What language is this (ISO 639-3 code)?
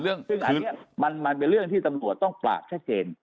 tha